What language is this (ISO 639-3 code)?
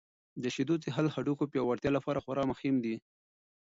pus